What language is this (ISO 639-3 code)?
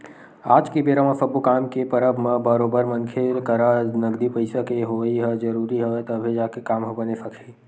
hne